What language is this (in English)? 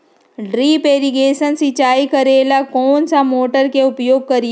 Magahi